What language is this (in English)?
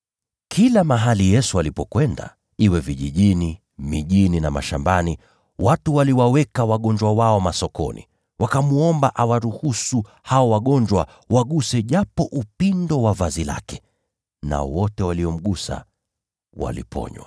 Swahili